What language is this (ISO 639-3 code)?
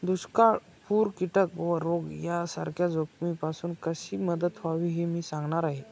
mar